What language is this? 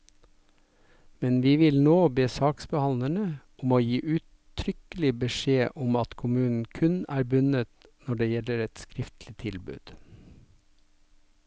Norwegian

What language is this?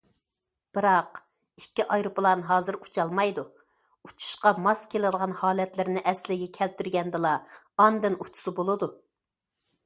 Uyghur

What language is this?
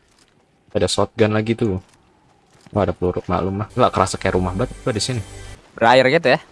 Indonesian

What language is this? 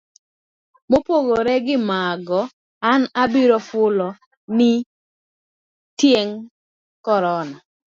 Luo (Kenya and Tanzania)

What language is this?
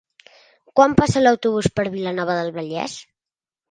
Catalan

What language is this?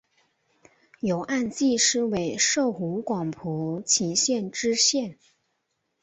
Chinese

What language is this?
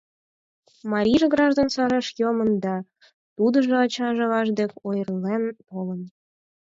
Mari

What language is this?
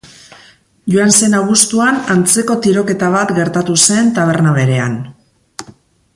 Basque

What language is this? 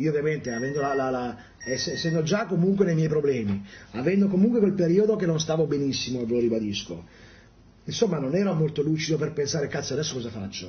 Italian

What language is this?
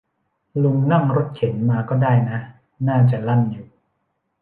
Thai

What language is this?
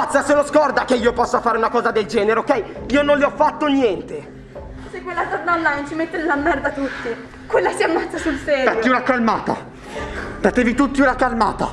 Italian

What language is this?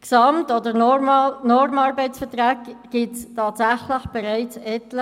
Swiss German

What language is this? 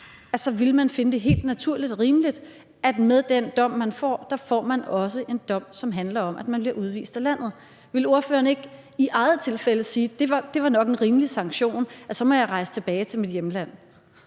Danish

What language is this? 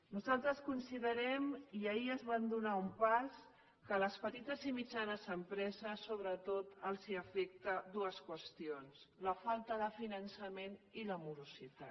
Catalan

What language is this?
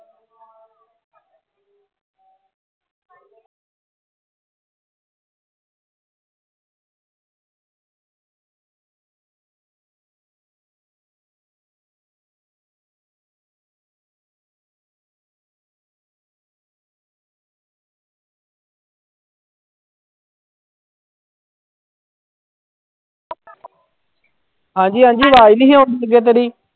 Punjabi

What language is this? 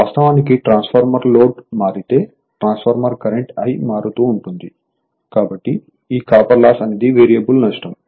Telugu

